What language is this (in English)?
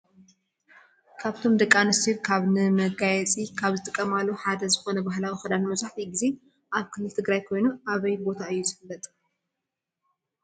Tigrinya